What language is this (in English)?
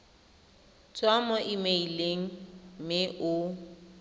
Tswana